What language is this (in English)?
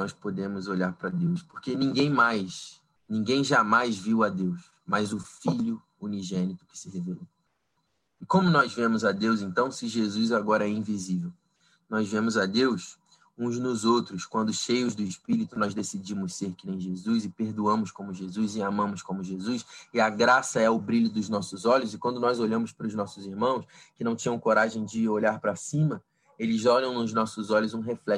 Portuguese